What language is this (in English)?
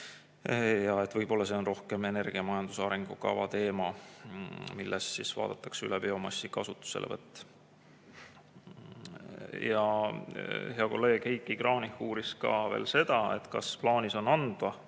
Estonian